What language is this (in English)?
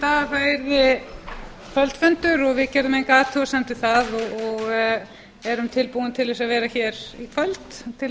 Icelandic